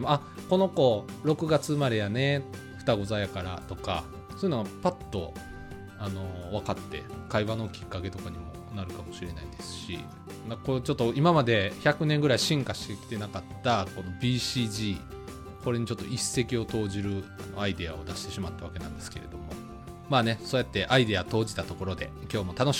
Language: Japanese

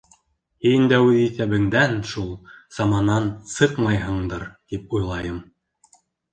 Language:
Bashkir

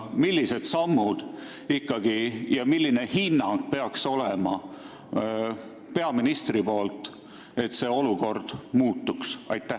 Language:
Estonian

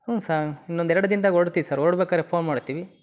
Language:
Kannada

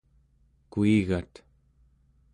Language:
Central Yupik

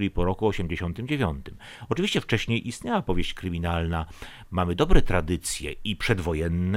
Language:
Polish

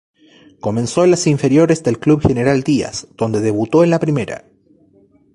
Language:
Spanish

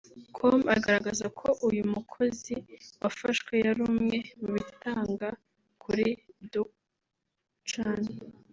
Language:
Kinyarwanda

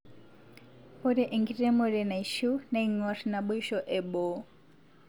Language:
Masai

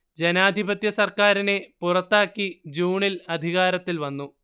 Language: Malayalam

